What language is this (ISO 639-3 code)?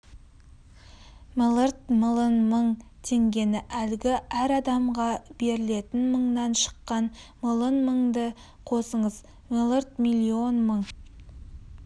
kaz